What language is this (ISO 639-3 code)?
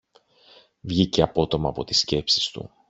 ell